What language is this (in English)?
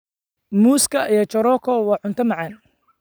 Somali